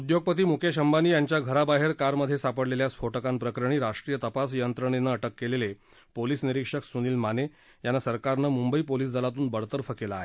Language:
Marathi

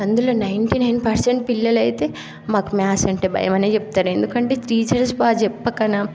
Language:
Telugu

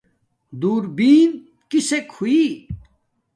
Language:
Domaaki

